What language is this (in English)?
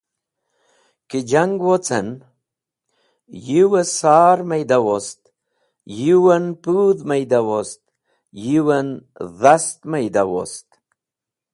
Wakhi